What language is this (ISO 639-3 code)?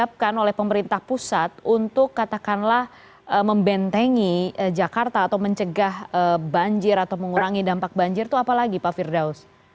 ind